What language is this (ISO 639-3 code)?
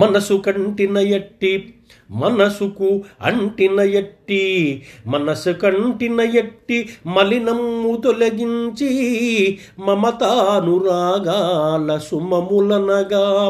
tel